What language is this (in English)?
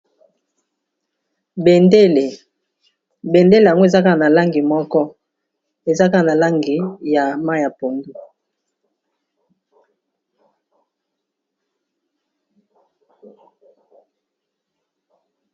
Lingala